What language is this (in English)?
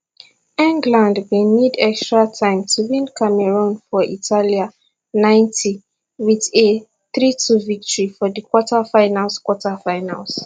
Nigerian Pidgin